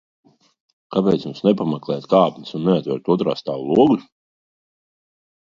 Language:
Latvian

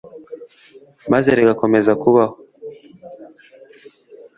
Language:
Kinyarwanda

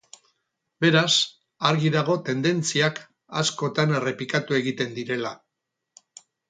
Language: Basque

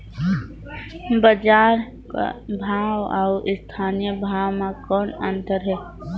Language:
Chhattisgarhi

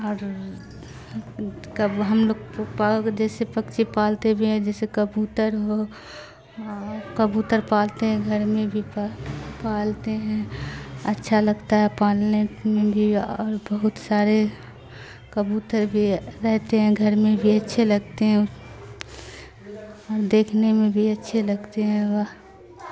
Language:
Urdu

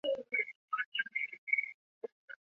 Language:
Chinese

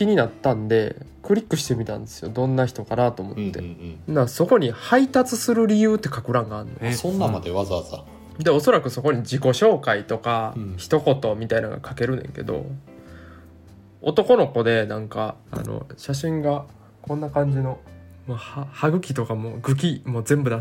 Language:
Japanese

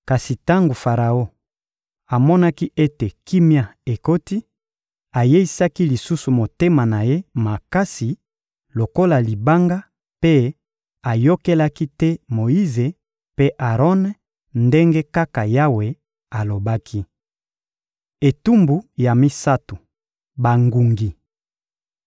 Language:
Lingala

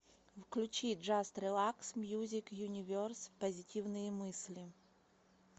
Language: Russian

